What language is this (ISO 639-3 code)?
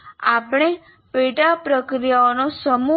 guj